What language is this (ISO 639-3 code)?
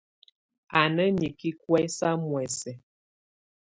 tvu